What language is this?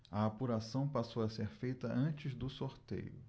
Portuguese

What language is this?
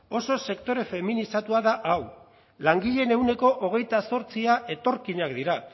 Basque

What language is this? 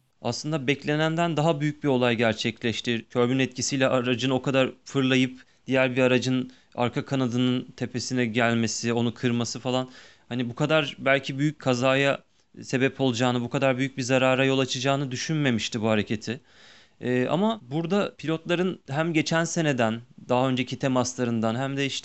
Turkish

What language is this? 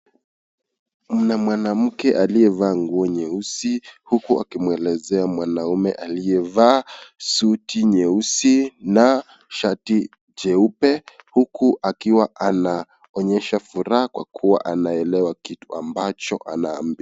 Swahili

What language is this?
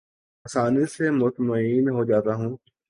Urdu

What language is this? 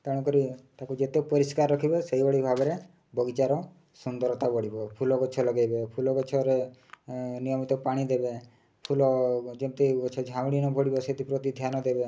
Odia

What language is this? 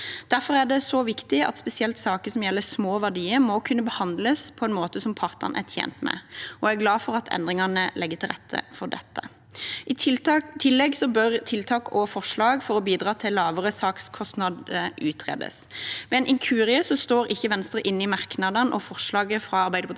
Norwegian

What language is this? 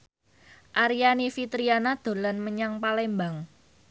Javanese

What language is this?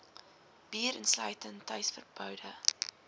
Afrikaans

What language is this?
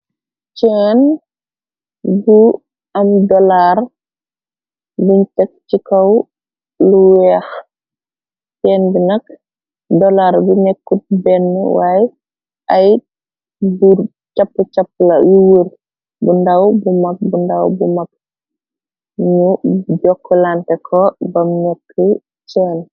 Wolof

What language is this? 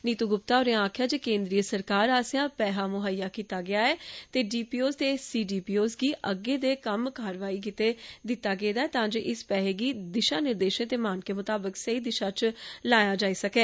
Dogri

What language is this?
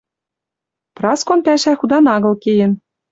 Western Mari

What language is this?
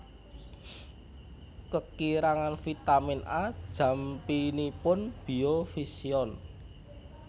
Javanese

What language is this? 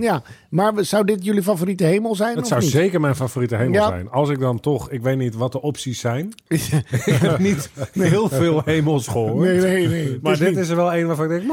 Dutch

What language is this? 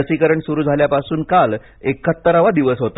Marathi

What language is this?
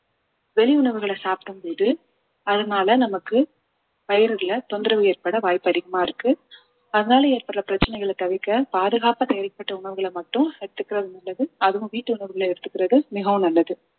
Tamil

